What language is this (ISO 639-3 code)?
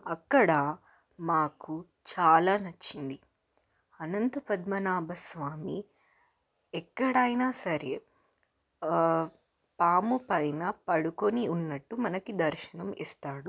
tel